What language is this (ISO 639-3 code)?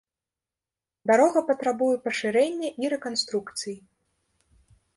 bel